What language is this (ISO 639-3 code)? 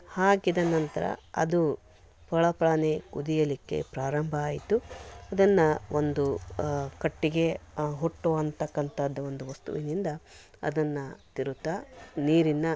kan